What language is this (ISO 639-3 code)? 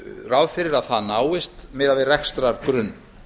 isl